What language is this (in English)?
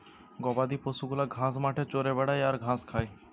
Bangla